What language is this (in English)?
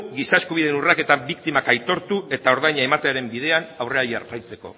Basque